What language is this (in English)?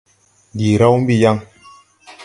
Tupuri